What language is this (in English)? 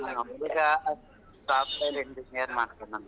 Kannada